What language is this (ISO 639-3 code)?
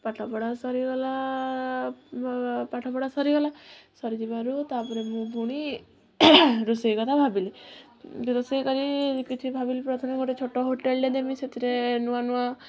ori